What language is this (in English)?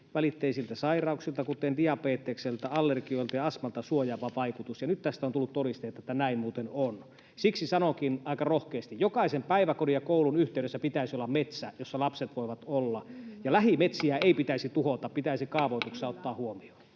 Finnish